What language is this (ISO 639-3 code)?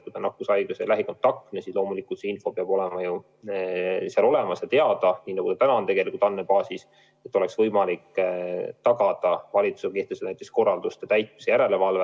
est